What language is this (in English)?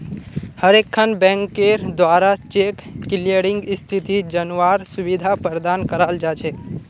Magahi